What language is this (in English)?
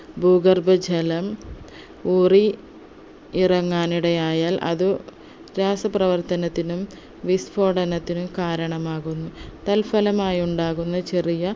Malayalam